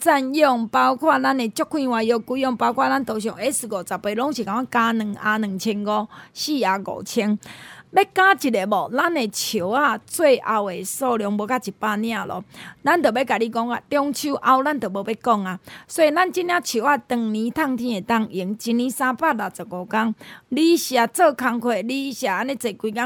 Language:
Chinese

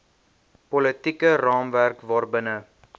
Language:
Afrikaans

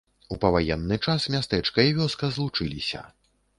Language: Belarusian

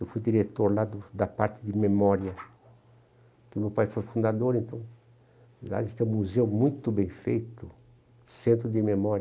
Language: Portuguese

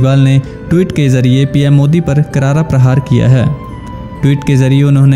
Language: Hindi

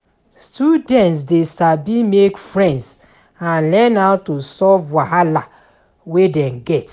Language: Nigerian Pidgin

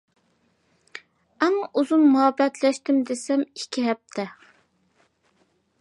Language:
Uyghur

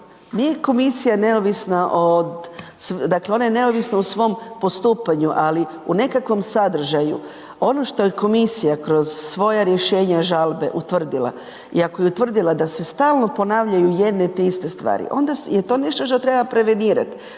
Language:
Croatian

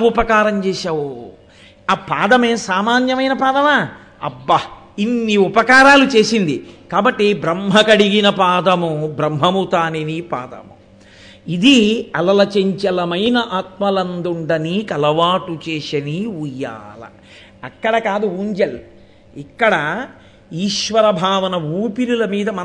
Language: Telugu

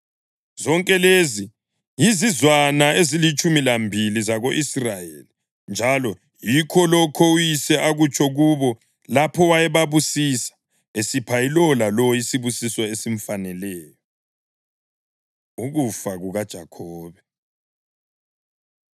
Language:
North Ndebele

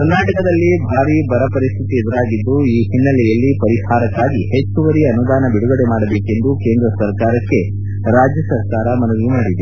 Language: Kannada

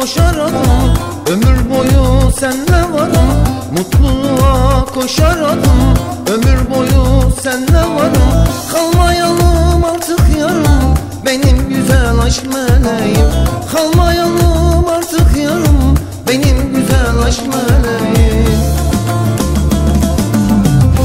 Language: Romanian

